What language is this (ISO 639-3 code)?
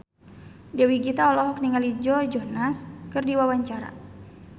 sun